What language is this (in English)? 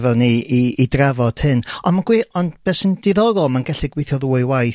Welsh